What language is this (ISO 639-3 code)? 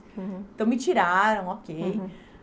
por